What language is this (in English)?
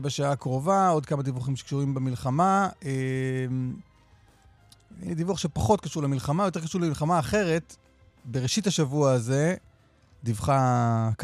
Hebrew